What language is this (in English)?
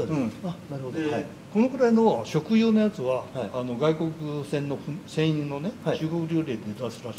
Japanese